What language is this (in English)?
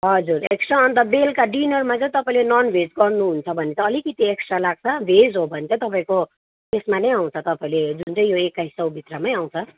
Nepali